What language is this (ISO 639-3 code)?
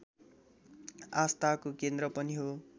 nep